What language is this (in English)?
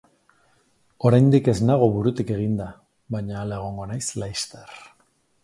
Basque